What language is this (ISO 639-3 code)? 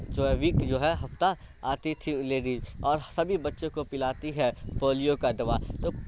urd